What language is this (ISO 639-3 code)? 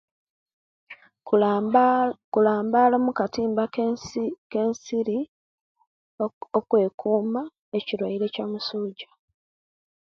lke